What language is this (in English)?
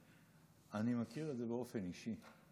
Hebrew